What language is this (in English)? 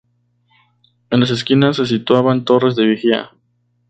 Spanish